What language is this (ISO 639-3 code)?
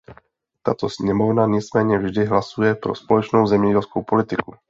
ces